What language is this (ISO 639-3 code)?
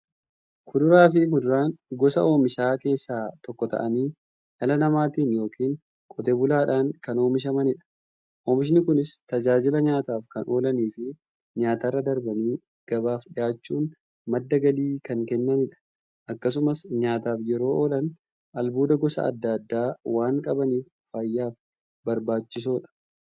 orm